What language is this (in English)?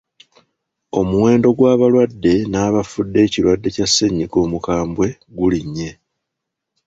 Ganda